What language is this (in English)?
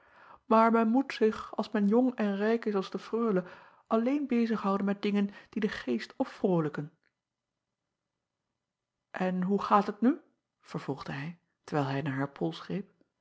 Dutch